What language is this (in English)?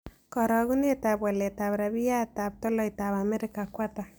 Kalenjin